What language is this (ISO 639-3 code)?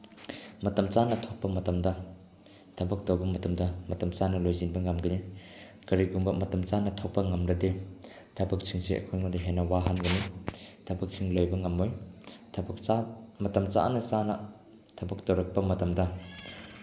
mni